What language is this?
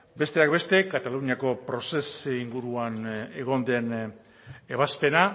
Basque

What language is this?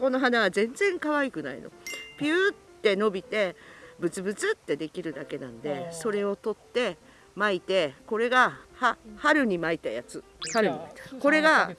Japanese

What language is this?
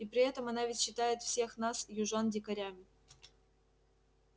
Russian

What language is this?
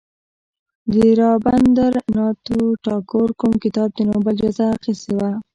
Pashto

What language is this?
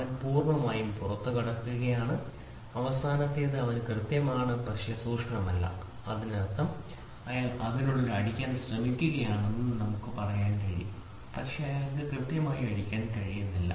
Malayalam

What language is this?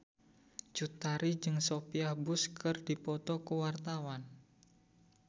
Sundanese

